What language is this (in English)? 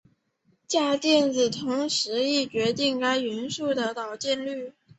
Chinese